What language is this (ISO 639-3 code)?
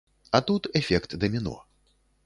bel